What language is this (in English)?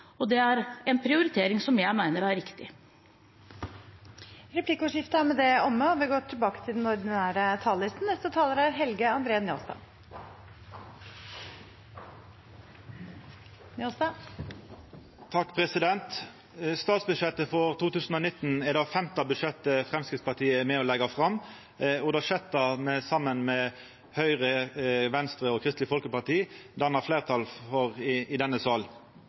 Norwegian